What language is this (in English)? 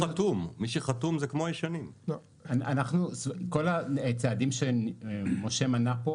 Hebrew